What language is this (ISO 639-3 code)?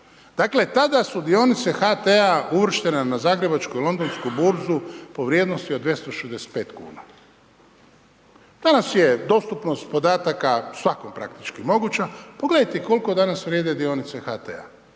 hrv